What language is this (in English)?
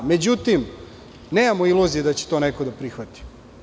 Serbian